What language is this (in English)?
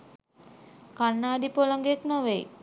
Sinhala